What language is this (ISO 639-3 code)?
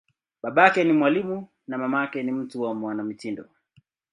swa